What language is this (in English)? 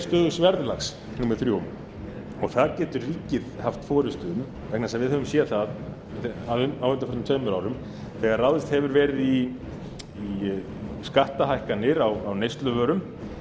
Icelandic